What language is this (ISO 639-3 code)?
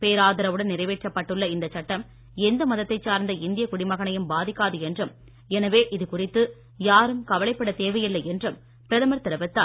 tam